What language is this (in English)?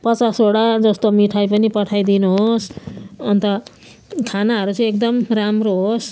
Nepali